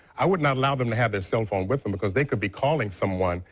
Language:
English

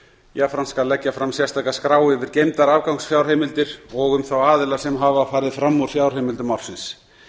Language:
Icelandic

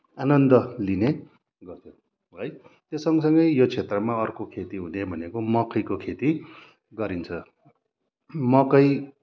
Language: Nepali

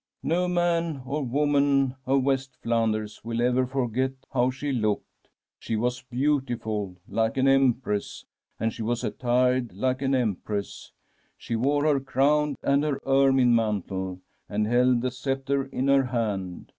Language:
English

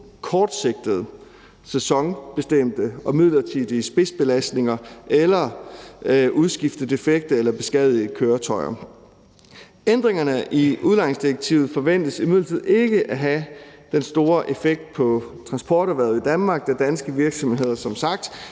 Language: Danish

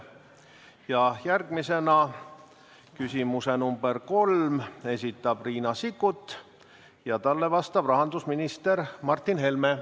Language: Estonian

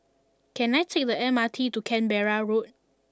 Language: English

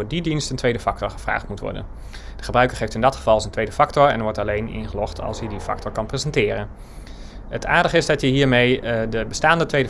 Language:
Dutch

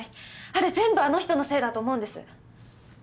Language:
Japanese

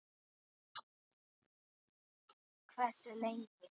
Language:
Icelandic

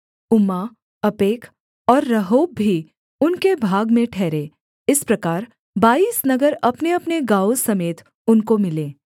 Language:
Hindi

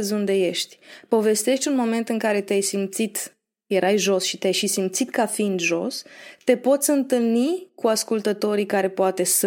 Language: Romanian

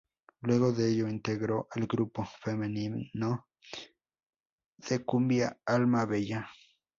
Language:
Spanish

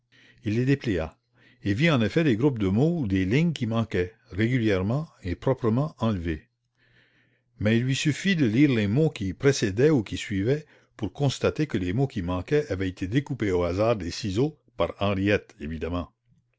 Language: French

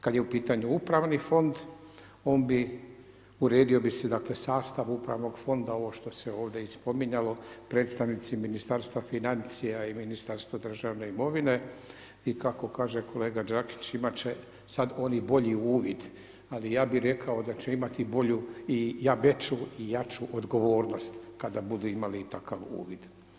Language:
Croatian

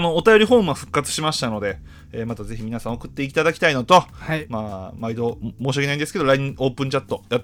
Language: Japanese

